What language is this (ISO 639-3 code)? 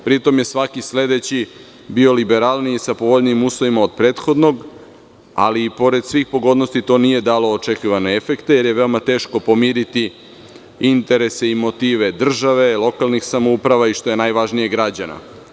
srp